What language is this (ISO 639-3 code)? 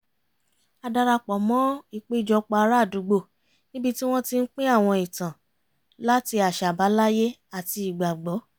yor